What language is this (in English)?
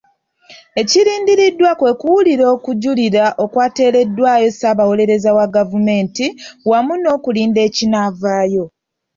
Ganda